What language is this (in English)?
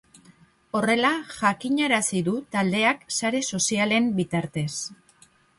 Basque